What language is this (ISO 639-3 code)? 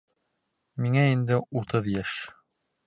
bak